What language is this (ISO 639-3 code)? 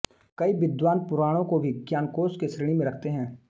hin